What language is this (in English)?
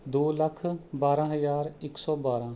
Punjabi